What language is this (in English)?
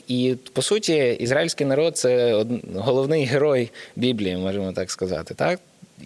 Ukrainian